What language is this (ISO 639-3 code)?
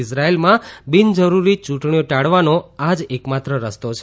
guj